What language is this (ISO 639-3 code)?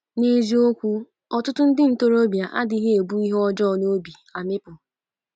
ibo